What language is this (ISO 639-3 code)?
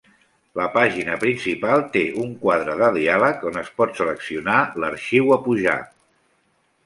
cat